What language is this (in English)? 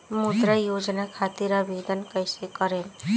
Bhojpuri